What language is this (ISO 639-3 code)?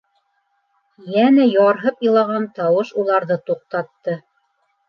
bak